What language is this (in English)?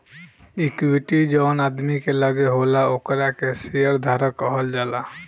Bhojpuri